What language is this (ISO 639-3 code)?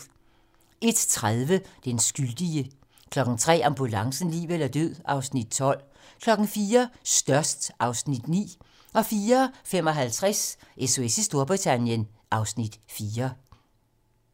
dan